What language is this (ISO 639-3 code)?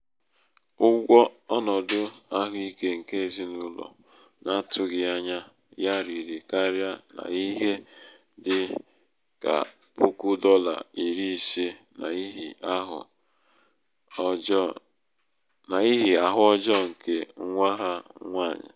ibo